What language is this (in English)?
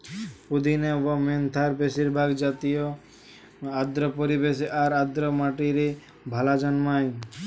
Bangla